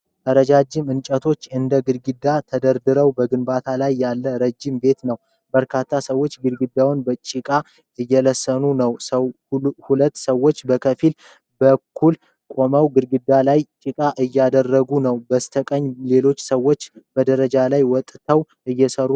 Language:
Amharic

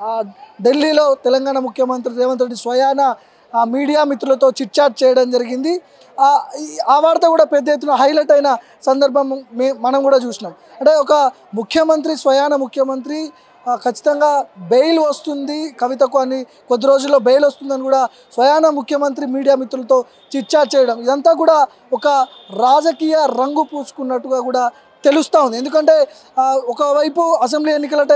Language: Telugu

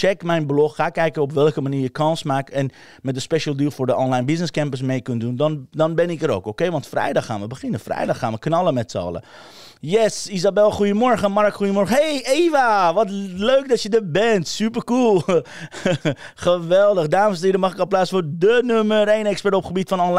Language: Dutch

